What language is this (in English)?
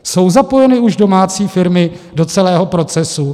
Czech